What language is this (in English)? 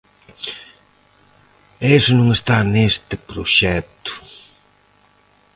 Galician